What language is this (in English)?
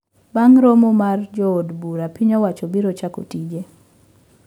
Luo (Kenya and Tanzania)